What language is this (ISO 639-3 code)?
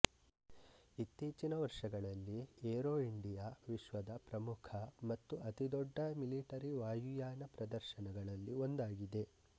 kan